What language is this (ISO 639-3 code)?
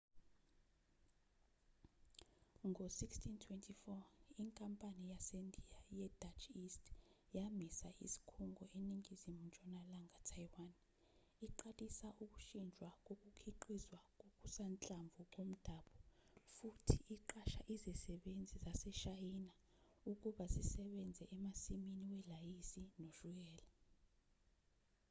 zul